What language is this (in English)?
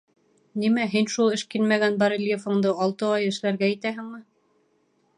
Bashkir